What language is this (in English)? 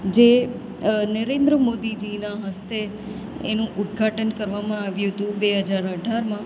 Gujarati